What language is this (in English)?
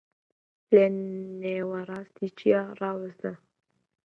Central Kurdish